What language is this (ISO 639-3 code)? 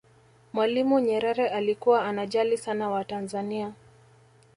swa